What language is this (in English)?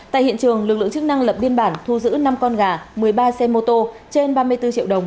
Vietnamese